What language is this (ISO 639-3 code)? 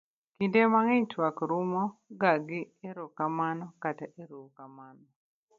luo